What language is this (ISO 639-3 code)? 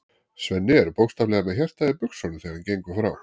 isl